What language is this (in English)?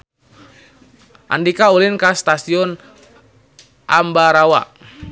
Sundanese